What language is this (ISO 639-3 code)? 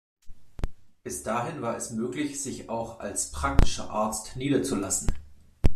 deu